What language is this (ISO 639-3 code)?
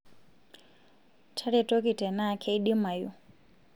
mas